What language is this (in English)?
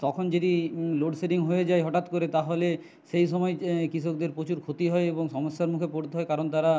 Bangla